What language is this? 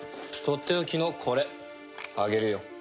Japanese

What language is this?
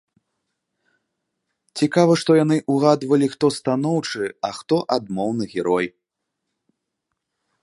Belarusian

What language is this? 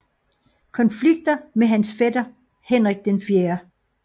Danish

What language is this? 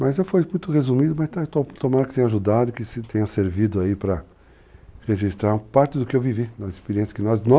Portuguese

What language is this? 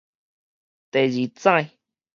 Min Nan Chinese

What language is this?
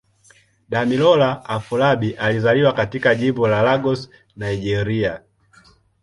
Swahili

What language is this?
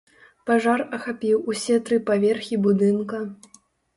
Belarusian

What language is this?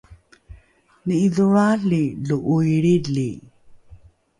Rukai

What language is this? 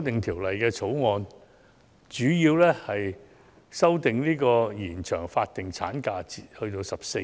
Cantonese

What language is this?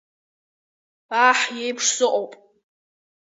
Abkhazian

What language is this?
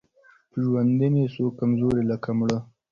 Pashto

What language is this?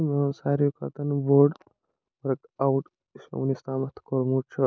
Kashmiri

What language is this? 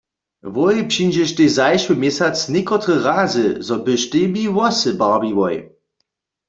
Upper Sorbian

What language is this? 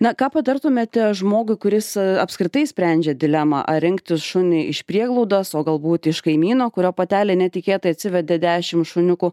Lithuanian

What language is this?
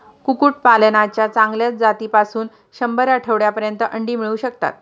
Marathi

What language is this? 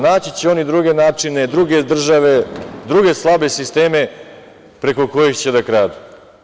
Serbian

